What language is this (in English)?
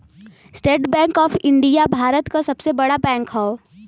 Bhojpuri